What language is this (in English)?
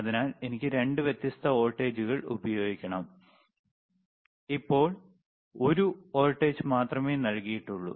Malayalam